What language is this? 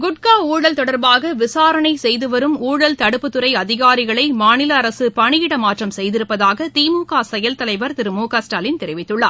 Tamil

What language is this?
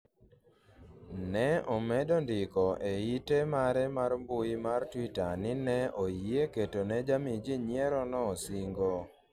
Luo (Kenya and Tanzania)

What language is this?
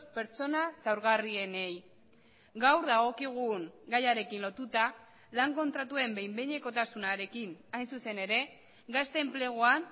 Basque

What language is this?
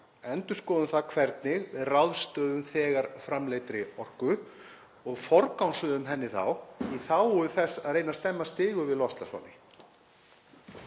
Icelandic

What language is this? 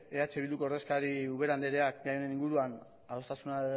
Basque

